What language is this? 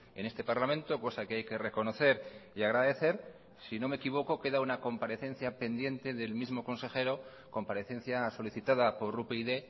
Spanish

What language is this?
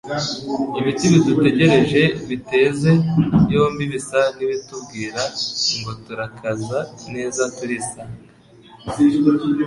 Kinyarwanda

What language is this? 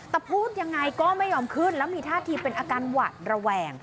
Thai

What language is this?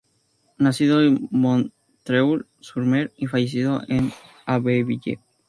Spanish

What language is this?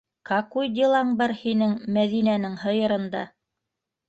Bashkir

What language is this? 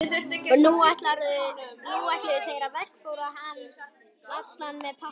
Icelandic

